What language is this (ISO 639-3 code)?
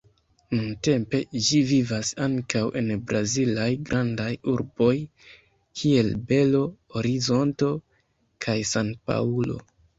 epo